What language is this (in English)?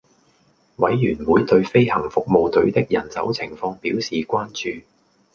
Cantonese